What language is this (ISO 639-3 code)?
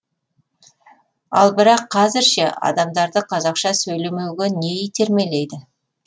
kaz